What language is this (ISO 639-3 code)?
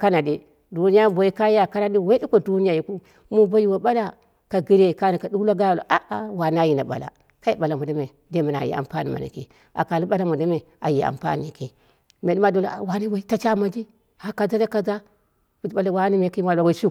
kna